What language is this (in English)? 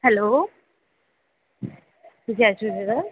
Sindhi